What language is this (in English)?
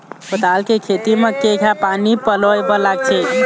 Chhattisgarhi